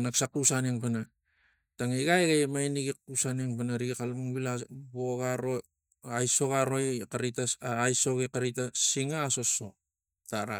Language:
Tigak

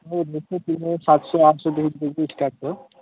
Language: Nepali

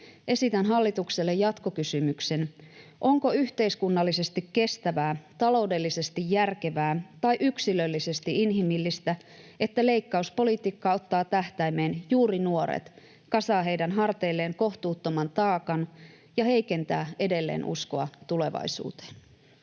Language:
Finnish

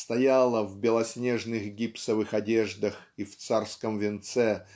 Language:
Russian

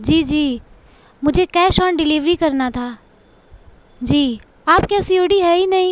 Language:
Urdu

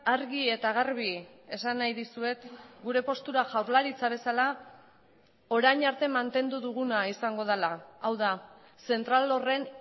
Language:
Basque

